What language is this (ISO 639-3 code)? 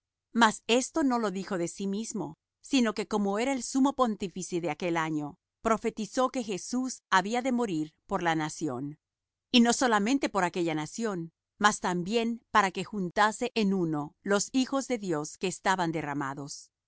spa